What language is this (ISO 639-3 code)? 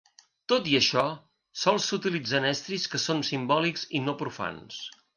cat